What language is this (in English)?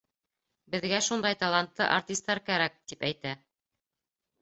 Bashkir